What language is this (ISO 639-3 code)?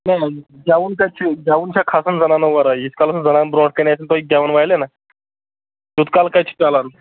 kas